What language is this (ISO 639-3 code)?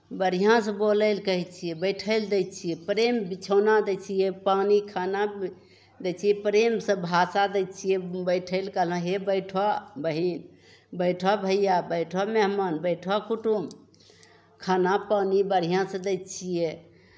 mai